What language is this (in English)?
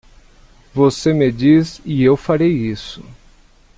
Portuguese